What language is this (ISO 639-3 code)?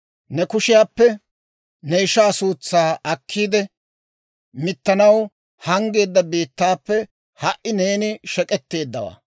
dwr